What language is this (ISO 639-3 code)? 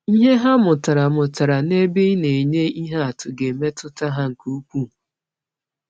ibo